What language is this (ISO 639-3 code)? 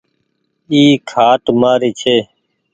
gig